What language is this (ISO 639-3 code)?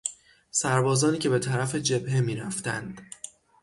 fas